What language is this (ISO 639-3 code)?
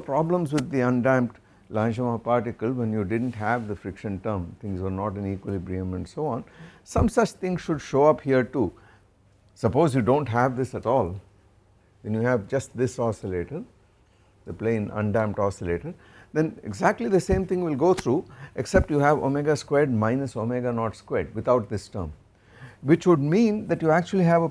eng